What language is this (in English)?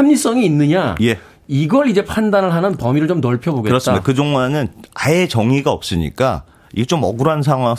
Korean